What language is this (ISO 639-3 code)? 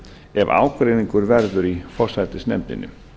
isl